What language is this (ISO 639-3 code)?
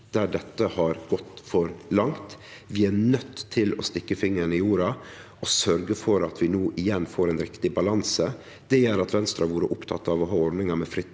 nor